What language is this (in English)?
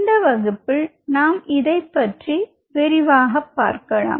Tamil